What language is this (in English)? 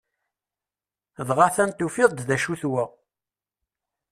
Kabyle